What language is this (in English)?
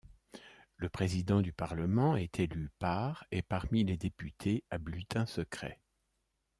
French